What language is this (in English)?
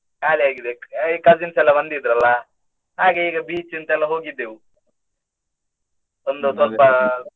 Kannada